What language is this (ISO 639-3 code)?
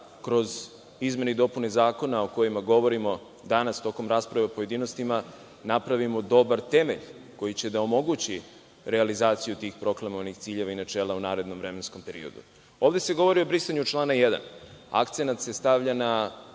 srp